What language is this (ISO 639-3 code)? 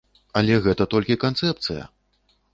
bel